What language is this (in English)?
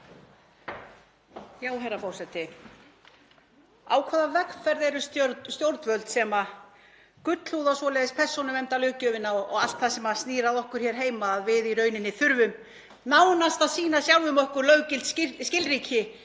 Icelandic